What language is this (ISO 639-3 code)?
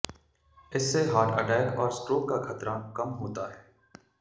hin